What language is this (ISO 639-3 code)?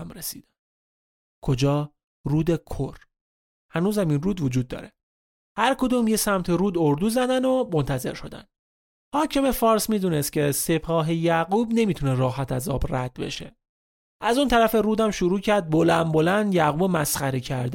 fas